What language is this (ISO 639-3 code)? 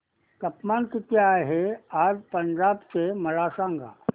mar